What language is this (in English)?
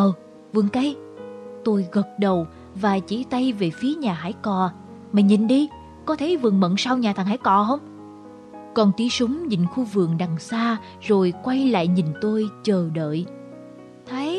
Vietnamese